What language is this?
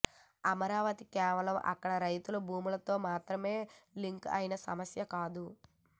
Telugu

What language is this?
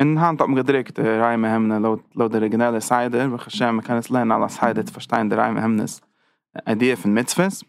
Dutch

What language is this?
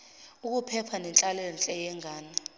Zulu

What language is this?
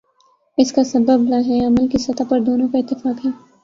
Urdu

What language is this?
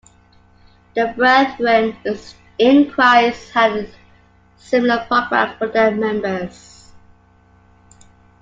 English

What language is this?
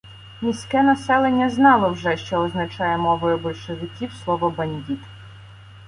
Ukrainian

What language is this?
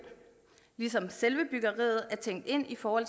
Danish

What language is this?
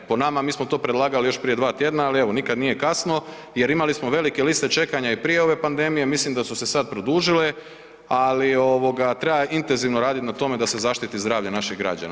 Croatian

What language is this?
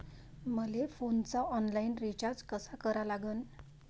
Marathi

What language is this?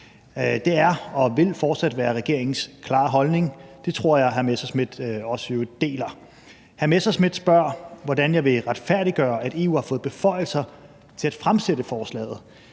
Danish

